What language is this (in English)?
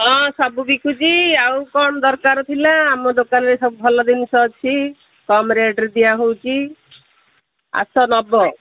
Odia